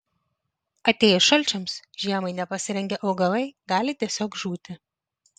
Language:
Lithuanian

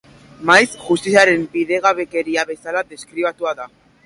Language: Basque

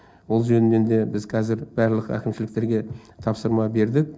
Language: Kazakh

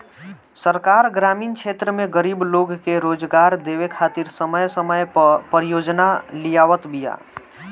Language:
Bhojpuri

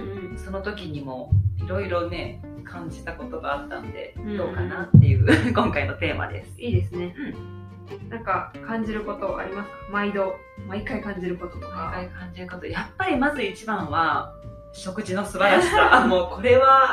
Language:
Japanese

